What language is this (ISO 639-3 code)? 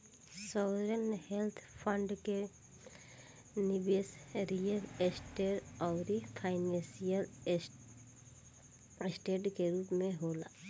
bho